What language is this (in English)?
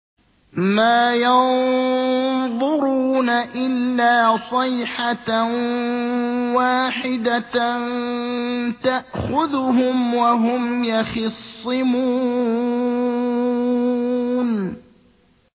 Arabic